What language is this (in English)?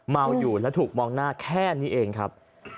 Thai